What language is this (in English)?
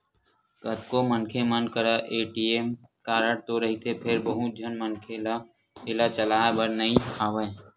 Chhattisgarhi